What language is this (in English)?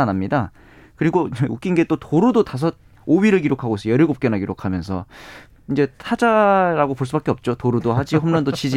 Korean